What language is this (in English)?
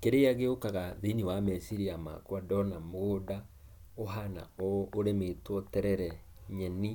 Kikuyu